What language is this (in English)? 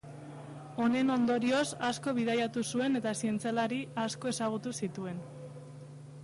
Basque